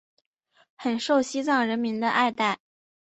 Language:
Chinese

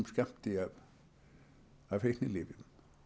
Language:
Icelandic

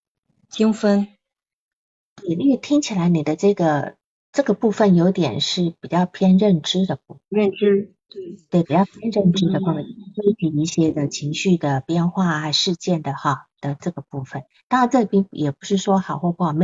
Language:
Chinese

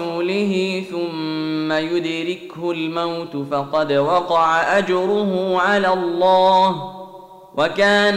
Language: Arabic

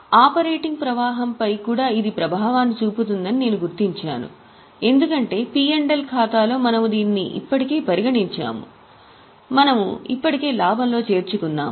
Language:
Telugu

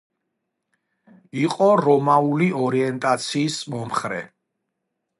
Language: Georgian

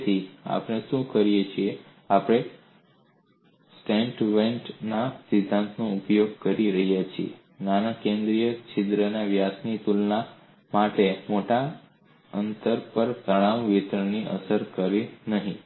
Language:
Gujarati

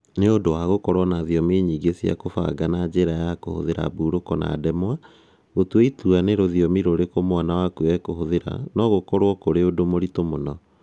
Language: Kikuyu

